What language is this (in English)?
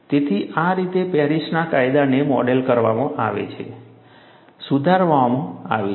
Gujarati